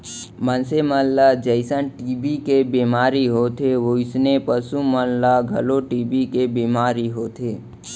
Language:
Chhattisgarhi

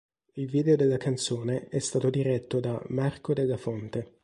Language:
Italian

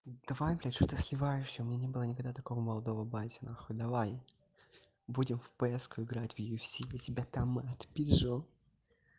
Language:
Russian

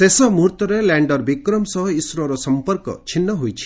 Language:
Odia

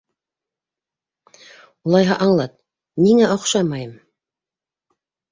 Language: Bashkir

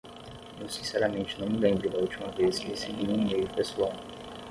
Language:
Portuguese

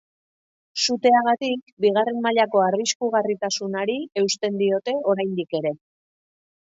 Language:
Basque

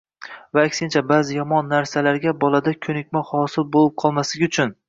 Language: Uzbek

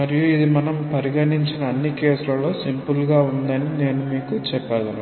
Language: Telugu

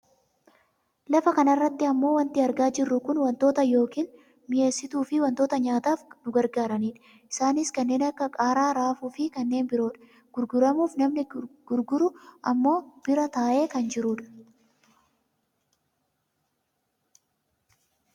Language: Oromo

